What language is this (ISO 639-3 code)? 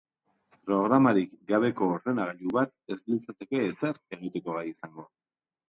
eus